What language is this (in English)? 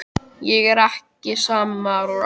Icelandic